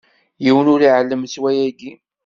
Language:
Kabyle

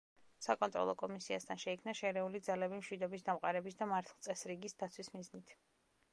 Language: Georgian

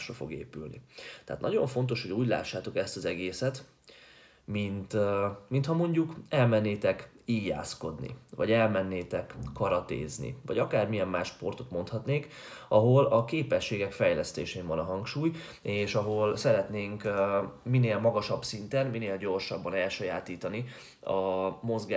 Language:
Hungarian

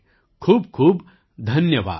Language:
Gujarati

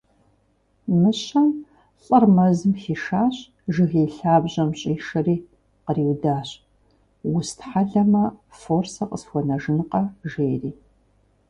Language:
Kabardian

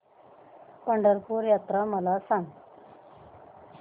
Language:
Marathi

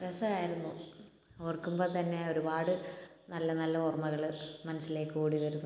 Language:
Malayalam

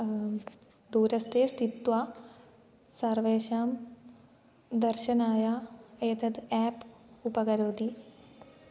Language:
Sanskrit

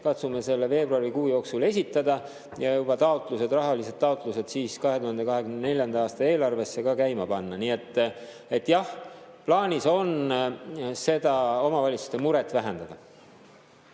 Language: Estonian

